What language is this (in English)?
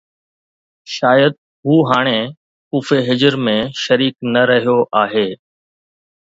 Sindhi